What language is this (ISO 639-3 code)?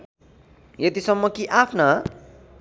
nep